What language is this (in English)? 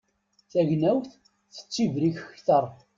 Kabyle